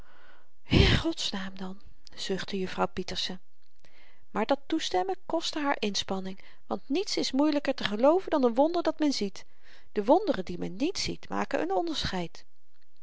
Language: Dutch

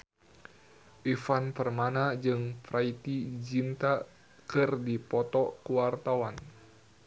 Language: Sundanese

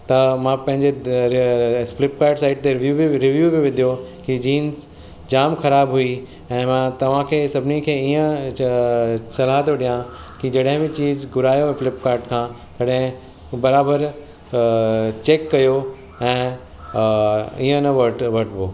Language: Sindhi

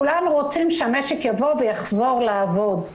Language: Hebrew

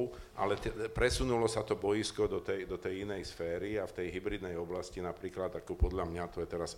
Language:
Slovak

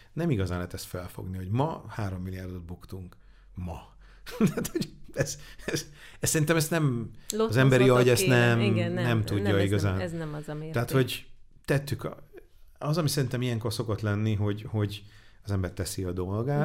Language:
Hungarian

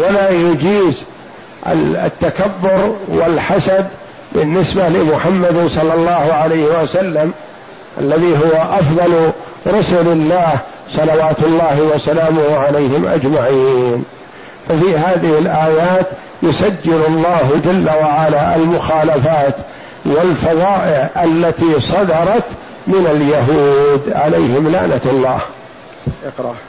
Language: Arabic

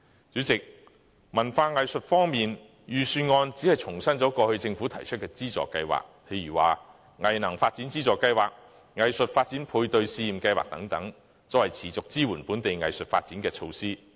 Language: Cantonese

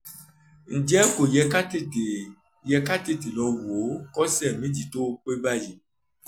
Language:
Yoruba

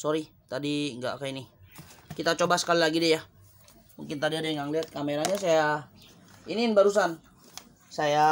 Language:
Indonesian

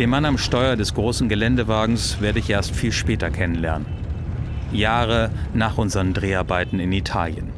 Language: German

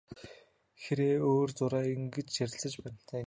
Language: Mongolian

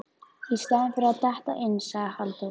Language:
Icelandic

